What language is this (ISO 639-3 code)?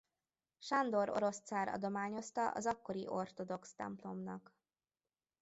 hun